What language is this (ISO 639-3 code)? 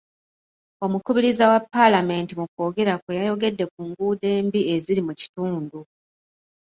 lug